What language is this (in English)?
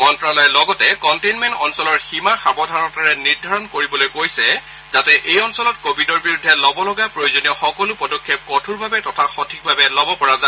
Assamese